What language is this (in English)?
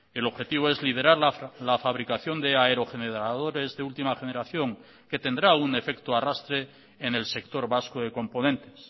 Spanish